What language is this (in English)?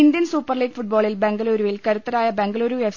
Malayalam